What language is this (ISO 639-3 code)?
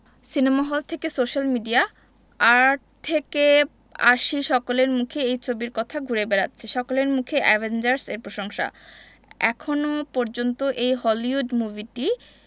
ben